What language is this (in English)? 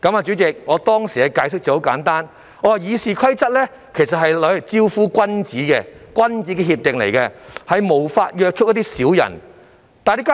Cantonese